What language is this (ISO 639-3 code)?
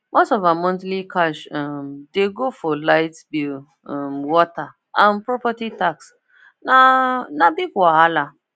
pcm